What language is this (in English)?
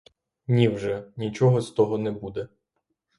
Ukrainian